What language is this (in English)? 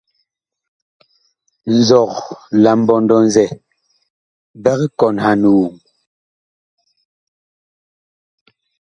Bakoko